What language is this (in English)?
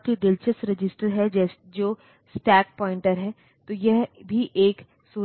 Hindi